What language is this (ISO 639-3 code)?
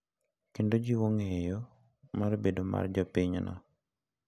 luo